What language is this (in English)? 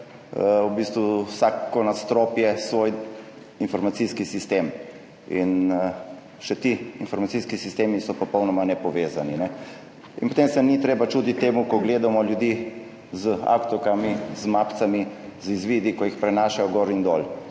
Slovenian